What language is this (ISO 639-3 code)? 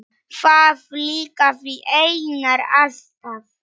isl